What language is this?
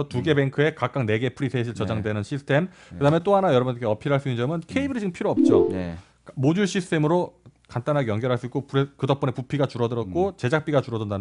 Korean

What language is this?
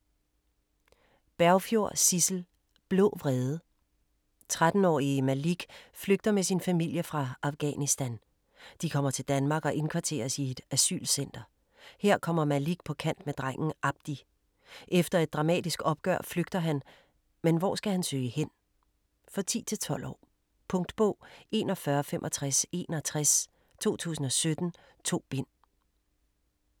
Danish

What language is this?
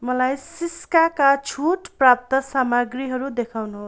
Nepali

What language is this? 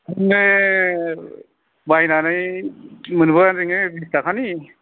Bodo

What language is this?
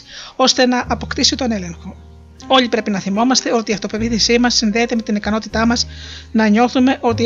Greek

